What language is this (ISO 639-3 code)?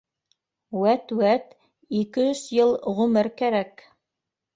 bak